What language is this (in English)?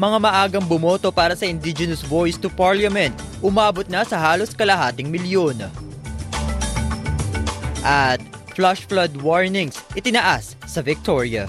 Filipino